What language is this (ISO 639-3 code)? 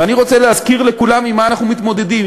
heb